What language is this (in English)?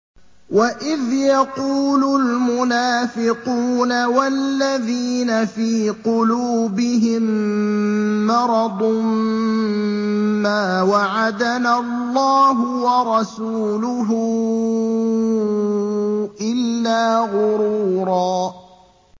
Arabic